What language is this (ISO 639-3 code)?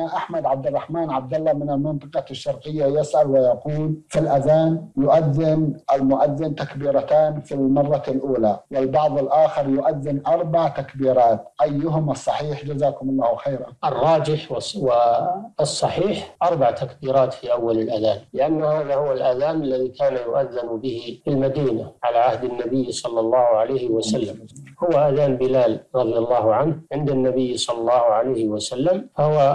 ara